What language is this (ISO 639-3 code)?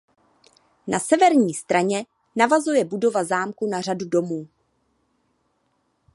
ces